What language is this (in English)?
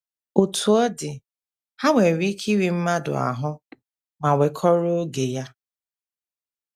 Igbo